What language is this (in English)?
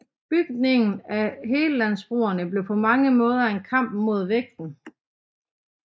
Danish